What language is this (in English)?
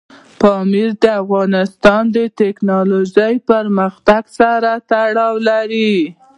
Pashto